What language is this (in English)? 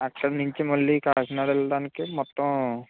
Telugu